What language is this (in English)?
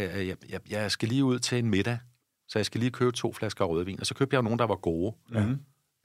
Danish